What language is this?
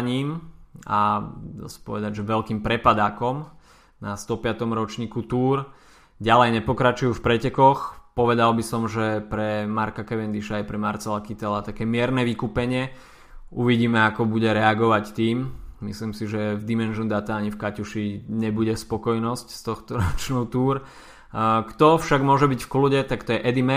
Slovak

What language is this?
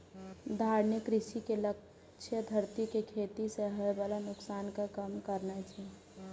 Maithili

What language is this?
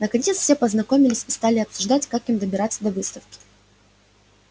Russian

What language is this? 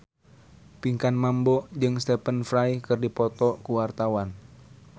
Sundanese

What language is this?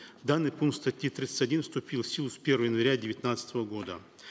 Kazakh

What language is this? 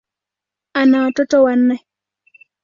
Swahili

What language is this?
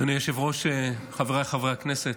Hebrew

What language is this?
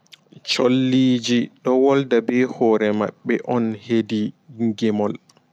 Fula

